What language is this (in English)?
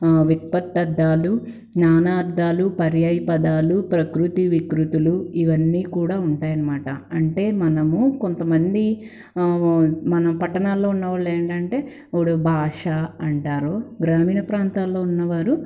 Telugu